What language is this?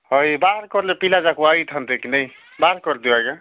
Odia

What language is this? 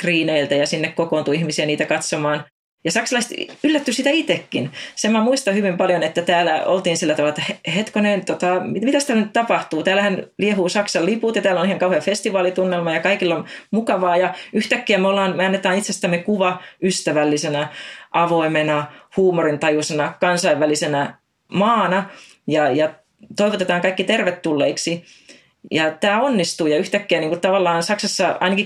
Finnish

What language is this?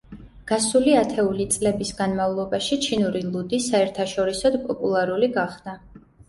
Georgian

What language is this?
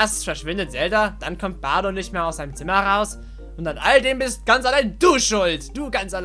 German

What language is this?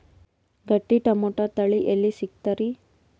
Kannada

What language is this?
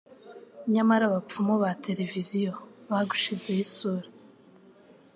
Kinyarwanda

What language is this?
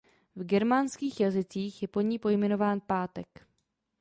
Czech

